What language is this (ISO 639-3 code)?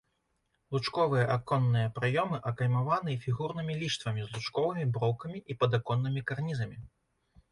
bel